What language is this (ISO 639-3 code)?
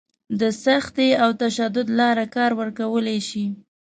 pus